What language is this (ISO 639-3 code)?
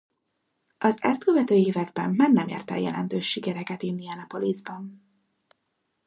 hun